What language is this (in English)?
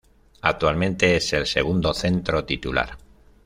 Spanish